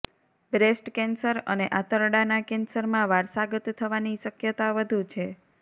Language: Gujarati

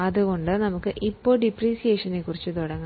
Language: Malayalam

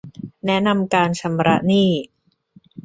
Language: Thai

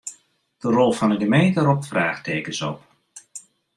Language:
Western Frisian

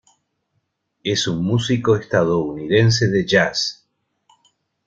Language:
Spanish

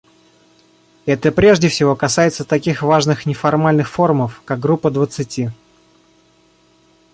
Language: Russian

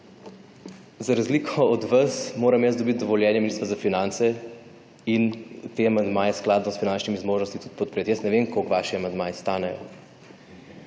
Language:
Slovenian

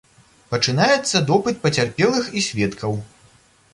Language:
Belarusian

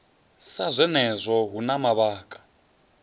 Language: Venda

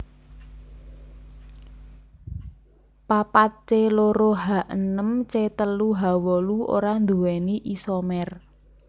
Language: Javanese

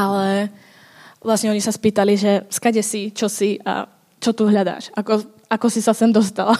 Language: Czech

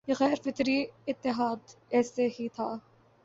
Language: Urdu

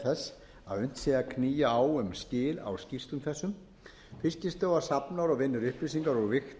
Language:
Icelandic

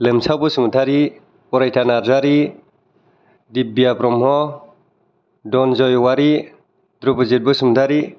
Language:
Bodo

